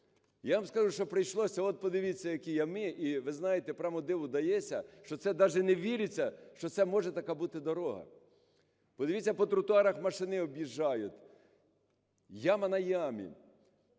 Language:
Ukrainian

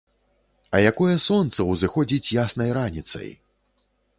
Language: Belarusian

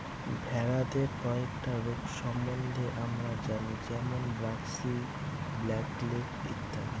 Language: Bangla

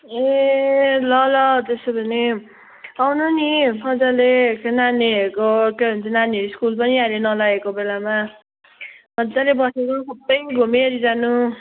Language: Nepali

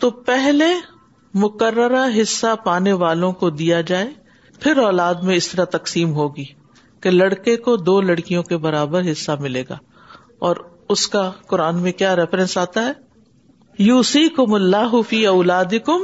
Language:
Urdu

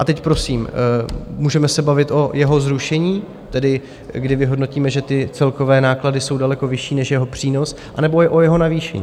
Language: Czech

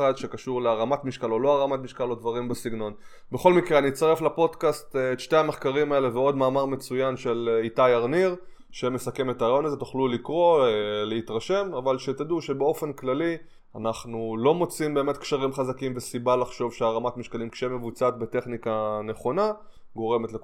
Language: Hebrew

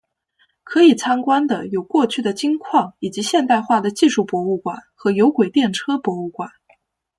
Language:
Chinese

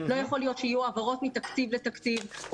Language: Hebrew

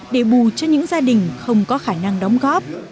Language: Vietnamese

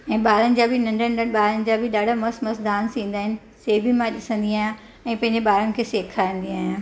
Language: Sindhi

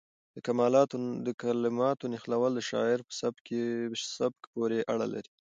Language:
Pashto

